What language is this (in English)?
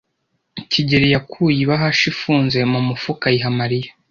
Kinyarwanda